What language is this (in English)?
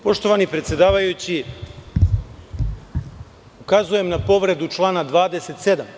Serbian